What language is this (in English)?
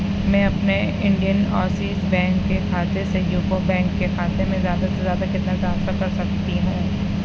Urdu